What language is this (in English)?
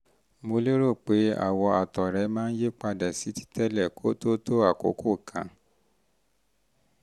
Yoruba